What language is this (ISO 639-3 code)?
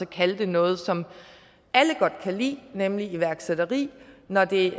dan